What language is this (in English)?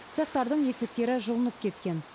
Kazakh